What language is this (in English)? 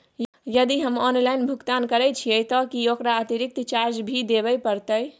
Maithili